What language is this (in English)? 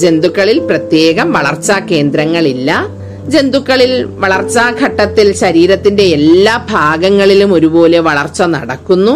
Malayalam